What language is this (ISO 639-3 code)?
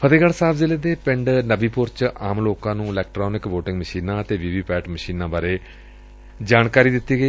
pan